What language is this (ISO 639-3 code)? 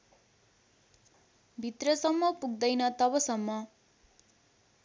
nep